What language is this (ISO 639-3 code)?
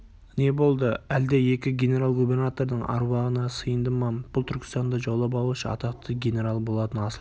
kaz